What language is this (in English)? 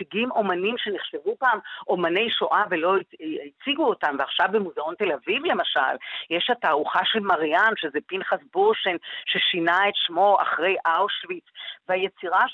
Hebrew